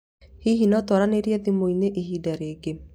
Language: Kikuyu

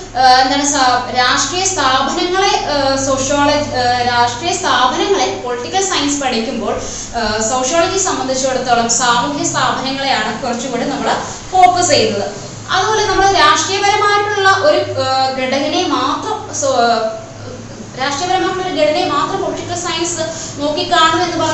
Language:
Malayalam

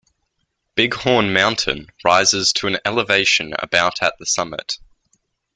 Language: English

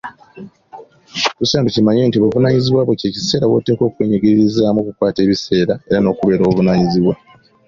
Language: Ganda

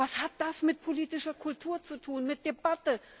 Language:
German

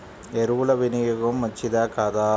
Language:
Telugu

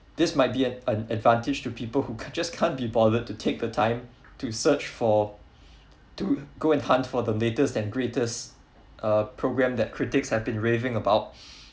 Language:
English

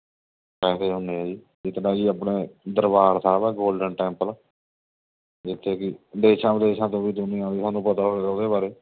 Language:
Punjabi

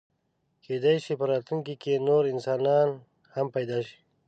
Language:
Pashto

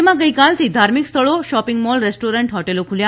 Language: Gujarati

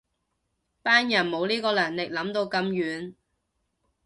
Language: Cantonese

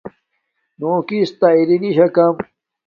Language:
Domaaki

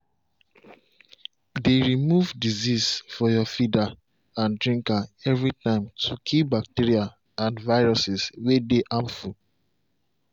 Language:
Nigerian Pidgin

